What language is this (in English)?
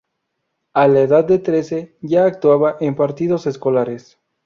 Spanish